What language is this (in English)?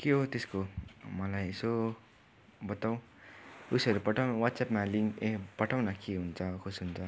Nepali